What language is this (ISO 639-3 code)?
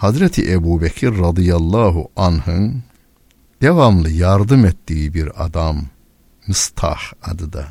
tur